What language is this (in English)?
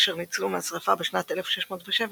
Hebrew